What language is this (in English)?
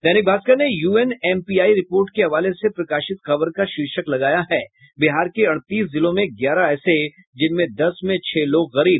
Hindi